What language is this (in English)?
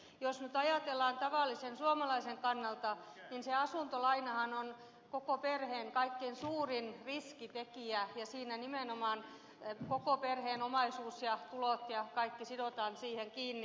Finnish